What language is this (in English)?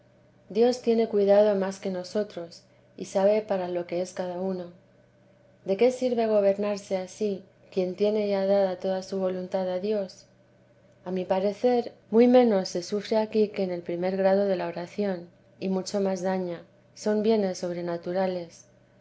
Spanish